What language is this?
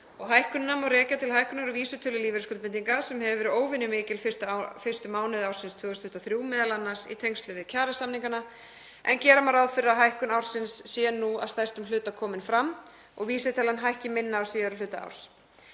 Icelandic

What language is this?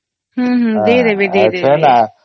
Odia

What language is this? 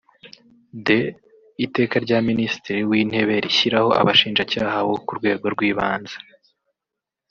Kinyarwanda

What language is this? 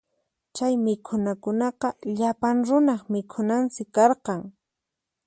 Puno Quechua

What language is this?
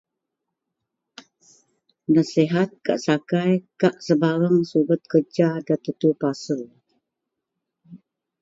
Central Melanau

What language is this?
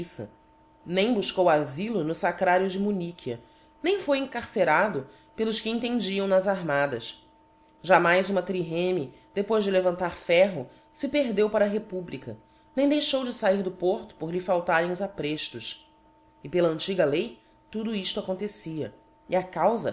Portuguese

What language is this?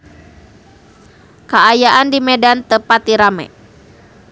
Sundanese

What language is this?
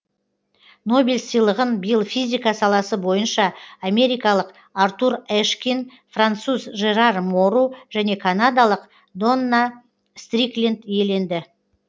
Kazakh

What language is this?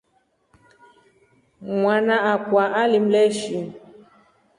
Rombo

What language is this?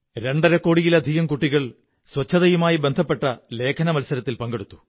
Malayalam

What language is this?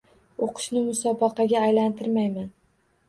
Uzbek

